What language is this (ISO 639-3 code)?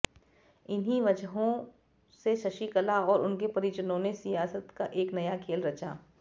hin